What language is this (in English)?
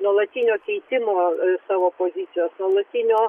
Lithuanian